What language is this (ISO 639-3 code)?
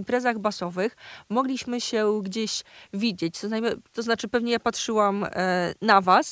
pol